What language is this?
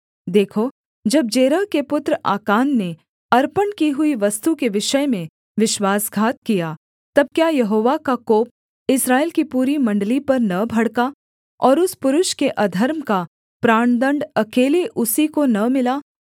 Hindi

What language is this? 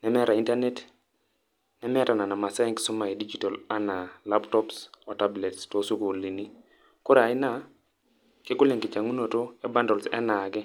Masai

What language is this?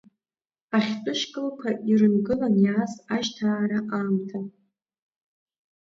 Abkhazian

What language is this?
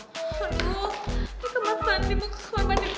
Indonesian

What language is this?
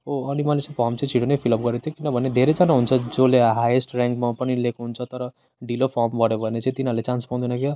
Nepali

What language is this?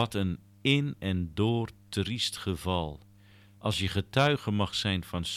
Dutch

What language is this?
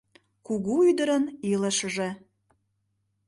Mari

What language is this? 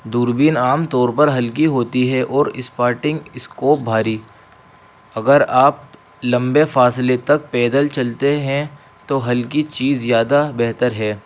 Urdu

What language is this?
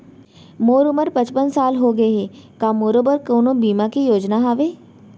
Chhattisgarhi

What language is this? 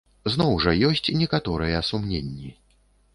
Belarusian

